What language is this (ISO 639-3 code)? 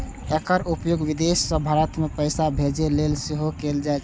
mai